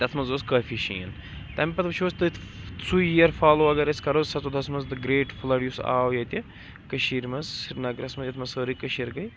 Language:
Kashmiri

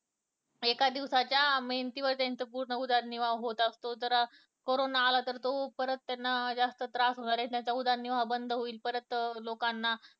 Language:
Marathi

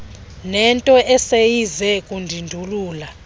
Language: Xhosa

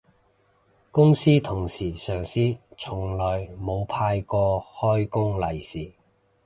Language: Cantonese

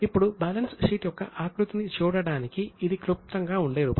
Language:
Telugu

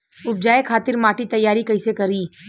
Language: Bhojpuri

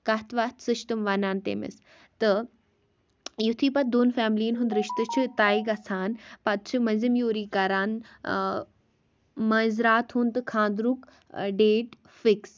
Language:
Kashmiri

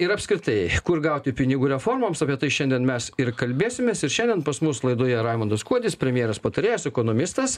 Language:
Lithuanian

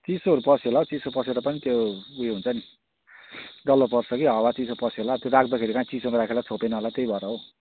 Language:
Nepali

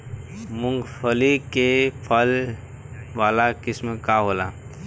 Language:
Bhojpuri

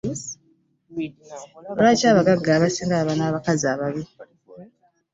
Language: Ganda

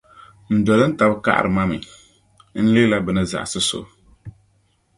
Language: Dagbani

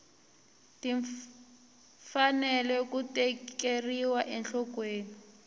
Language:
Tsonga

